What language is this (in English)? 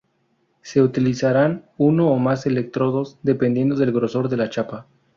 Spanish